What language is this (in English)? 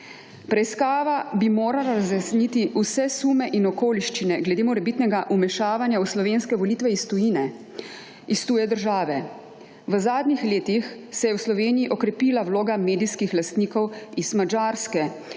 Slovenian